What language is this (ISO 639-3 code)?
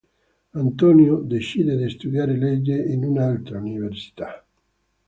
ita